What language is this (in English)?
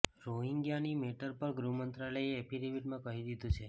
Gujarati